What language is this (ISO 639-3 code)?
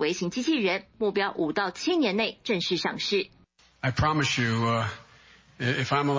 zho